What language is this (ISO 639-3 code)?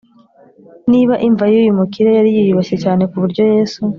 kin